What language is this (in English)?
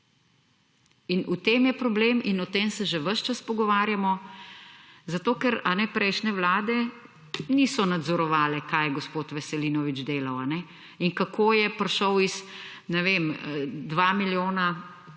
Slovenian